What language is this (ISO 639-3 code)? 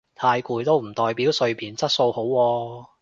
yue